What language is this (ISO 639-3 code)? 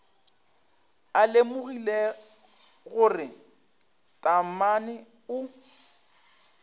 nso